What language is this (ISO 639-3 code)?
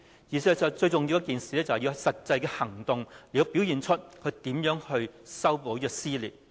yue